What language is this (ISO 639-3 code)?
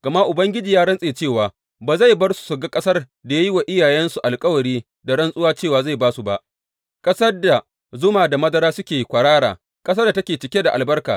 hau